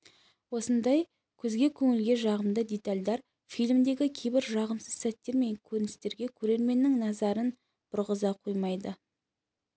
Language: Kazakh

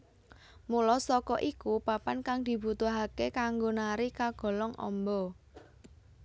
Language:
Javanese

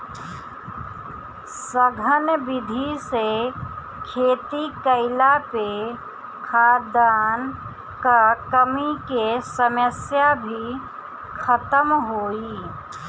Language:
Bhojpuri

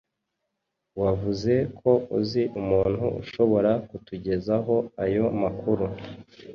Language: Kinyarwanda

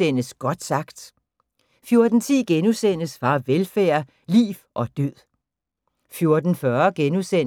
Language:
Danish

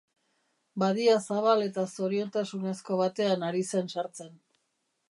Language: Basque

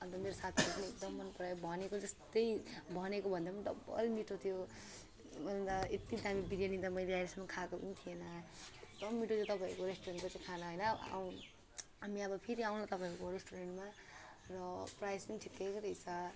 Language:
Nepali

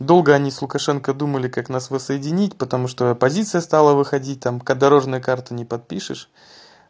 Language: Russian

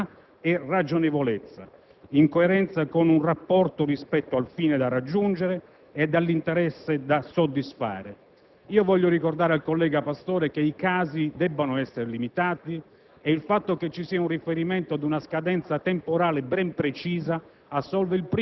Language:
Italian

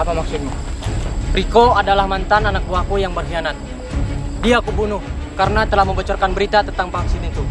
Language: Indonesian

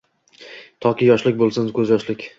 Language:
Uzbek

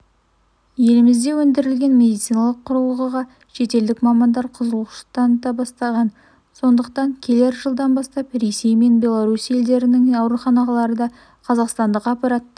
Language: Kazakh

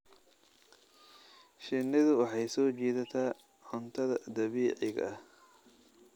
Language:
Somali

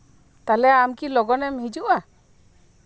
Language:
Santali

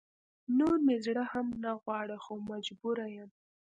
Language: Pashto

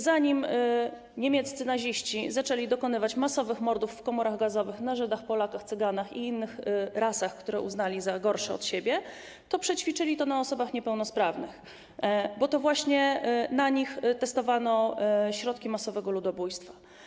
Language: Polish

